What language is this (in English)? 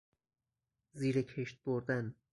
Persian